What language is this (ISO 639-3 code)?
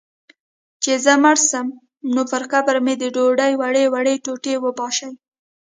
pus